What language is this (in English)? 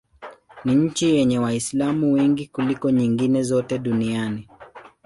Swahili